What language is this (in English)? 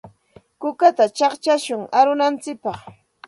Santa Ana de Tusi Pasco Quechua